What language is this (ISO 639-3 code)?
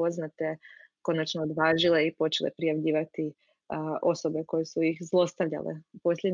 hrv